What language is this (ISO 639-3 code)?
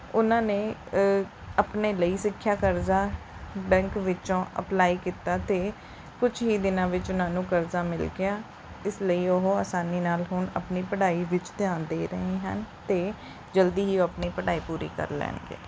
pan